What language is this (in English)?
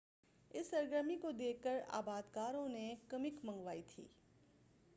Urdu